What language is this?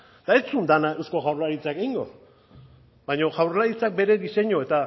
Basque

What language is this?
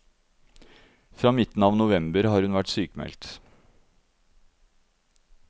Norwegian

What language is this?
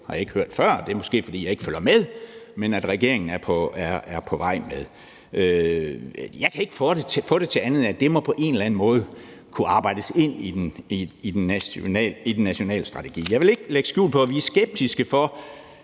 Danish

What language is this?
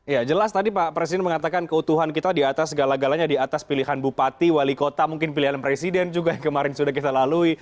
Indonesian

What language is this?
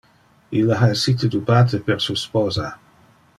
Interlingua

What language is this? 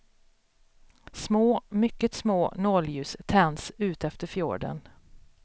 Swedish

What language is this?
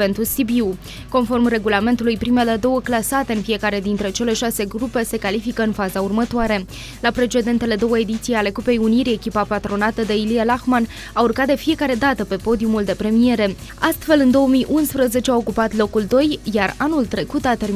Romanian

